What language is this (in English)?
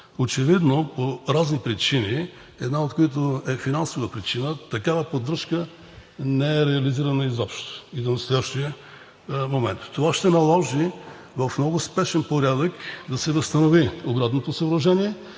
Bulgarian